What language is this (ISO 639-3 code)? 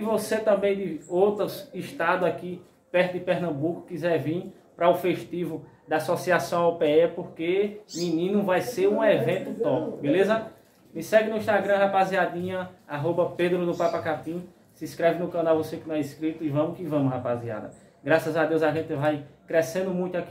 por